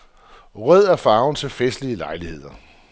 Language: Danish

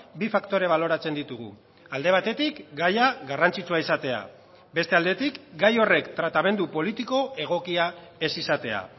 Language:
Basque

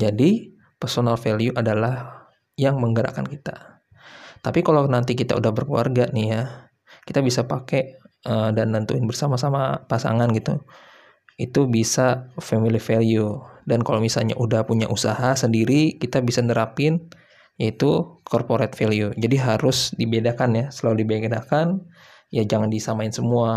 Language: Indonesian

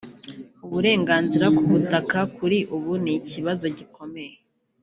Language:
Kinyarwanda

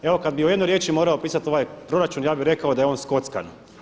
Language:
Croatian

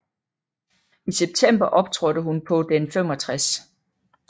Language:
Danish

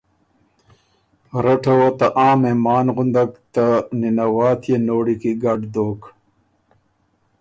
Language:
Ormuri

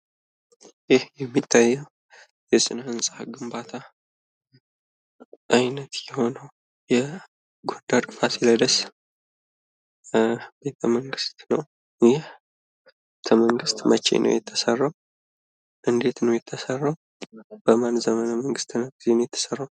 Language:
Amharic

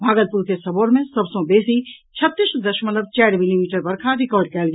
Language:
Maithili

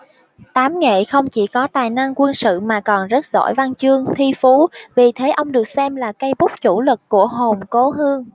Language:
Vietnamese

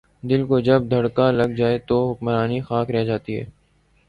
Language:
Urdu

